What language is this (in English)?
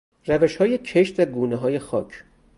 Persian